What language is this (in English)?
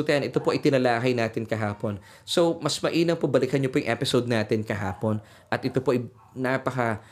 Filipino